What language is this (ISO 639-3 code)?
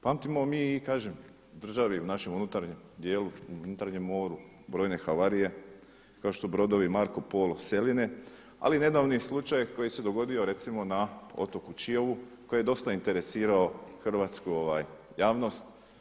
hrv